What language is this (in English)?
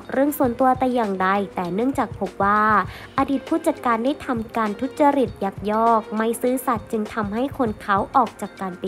Thai